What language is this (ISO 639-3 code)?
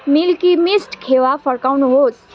nep